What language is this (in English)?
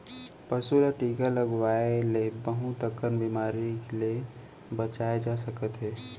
Chhattisgarhi